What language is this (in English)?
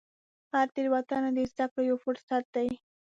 Pashto